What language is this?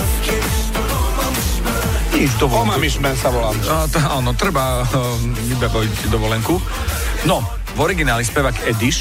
Slovak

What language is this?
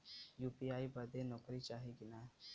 Bhojpuri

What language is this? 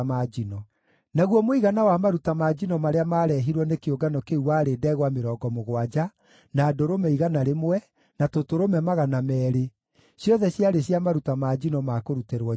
Kikuyu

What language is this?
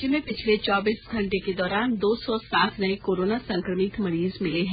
Hindi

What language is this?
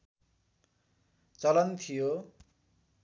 Nepali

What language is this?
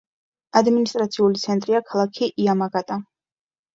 Georgian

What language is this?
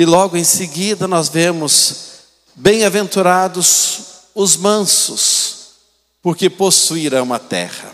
Portuguese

